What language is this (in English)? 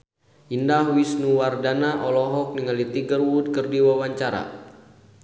Sundanese